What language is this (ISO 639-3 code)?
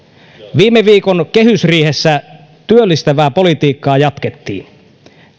fin